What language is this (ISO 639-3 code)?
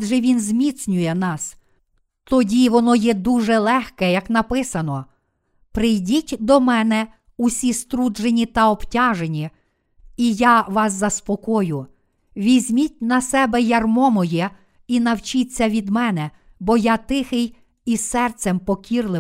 ukr